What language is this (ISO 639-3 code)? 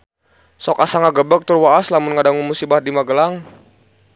sun